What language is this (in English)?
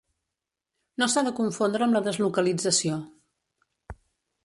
Catalan